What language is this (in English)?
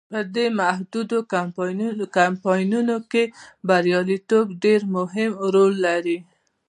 Pashto